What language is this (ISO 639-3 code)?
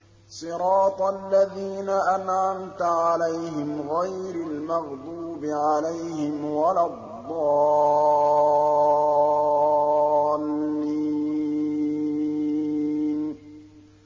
ara